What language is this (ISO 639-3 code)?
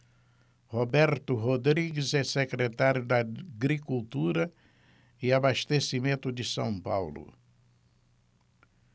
por